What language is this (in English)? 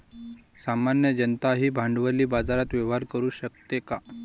Marathi